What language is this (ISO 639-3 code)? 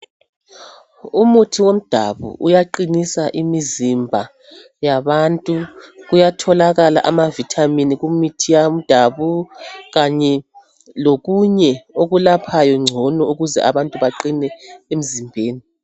nde